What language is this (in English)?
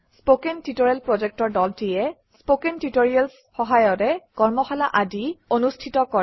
Assamese